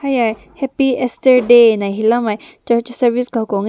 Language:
Rongmei Naga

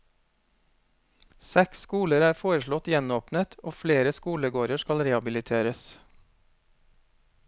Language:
Norwegian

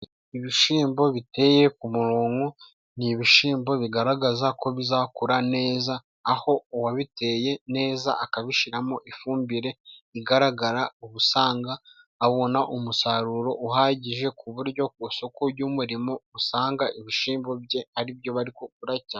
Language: Kinyarwanda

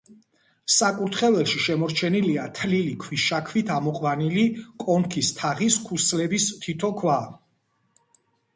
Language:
Georgian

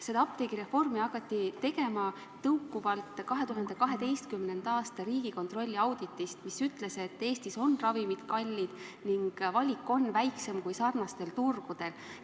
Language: Estonian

